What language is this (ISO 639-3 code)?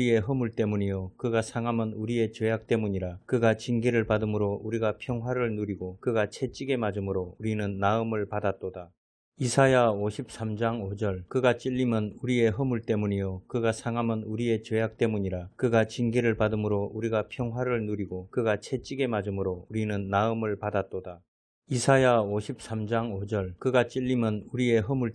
kor